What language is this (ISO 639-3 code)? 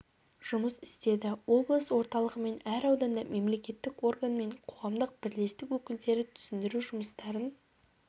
kaz